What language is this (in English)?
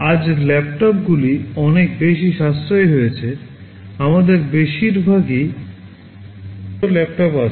Bangla